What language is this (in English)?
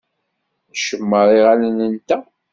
Kabyle